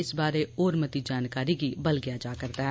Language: Dogri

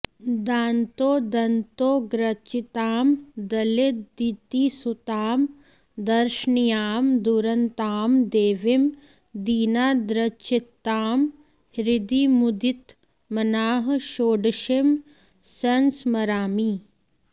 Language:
Sanskrit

